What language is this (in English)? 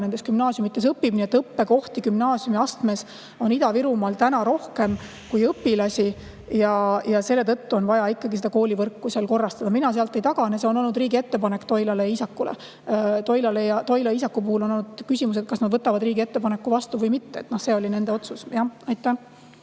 Estonian